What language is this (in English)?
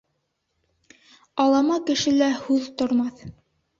Bashkir